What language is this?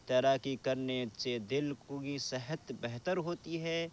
Urdu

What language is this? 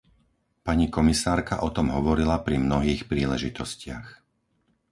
Slovak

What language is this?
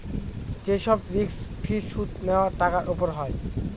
Bangla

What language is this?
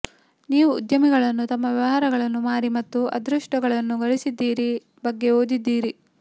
Kannada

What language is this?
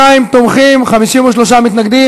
Hebrew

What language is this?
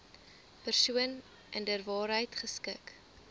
Afrikaans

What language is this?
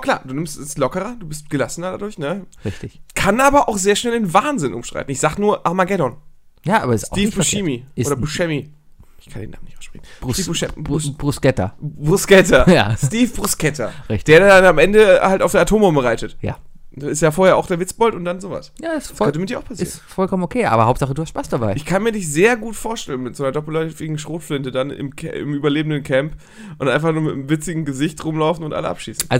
German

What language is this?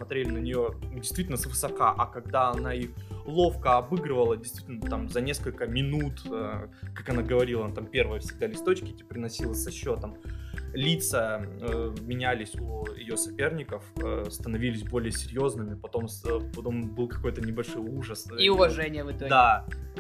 Russian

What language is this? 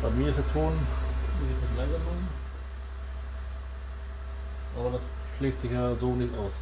German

